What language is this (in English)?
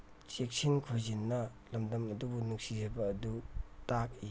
Manipuri